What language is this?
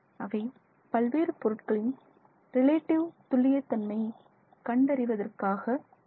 Tamil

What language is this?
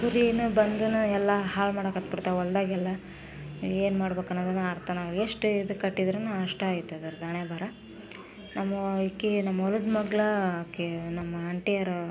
Kannada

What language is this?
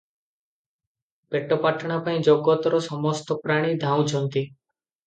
Odia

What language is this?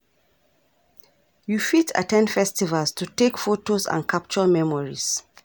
Nigerian Pidgin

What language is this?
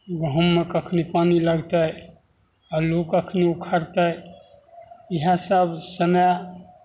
Maithili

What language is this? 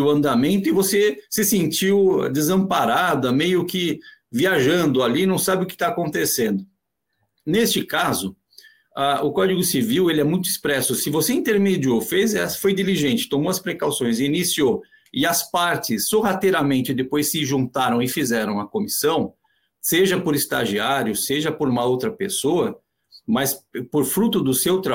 Portuguese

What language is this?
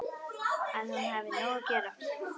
Icelandic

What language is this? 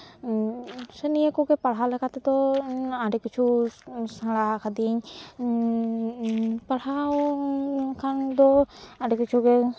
Santali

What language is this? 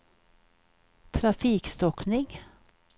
Swedish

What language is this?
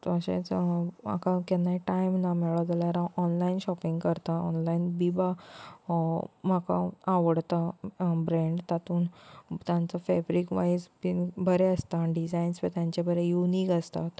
Konkani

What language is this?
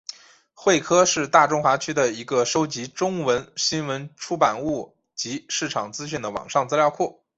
Chinese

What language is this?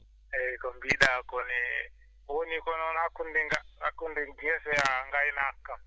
Fula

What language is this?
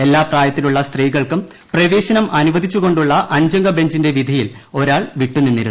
Malayalam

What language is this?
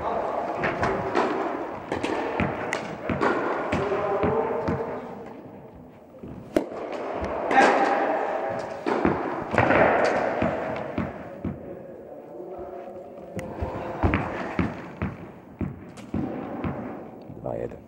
Polish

